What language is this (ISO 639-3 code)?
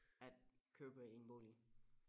dan